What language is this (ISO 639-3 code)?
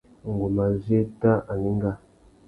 bag